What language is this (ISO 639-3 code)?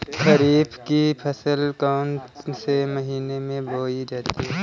hin